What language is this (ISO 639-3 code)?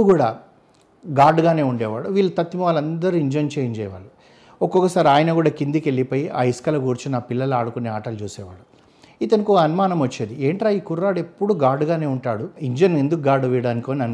tel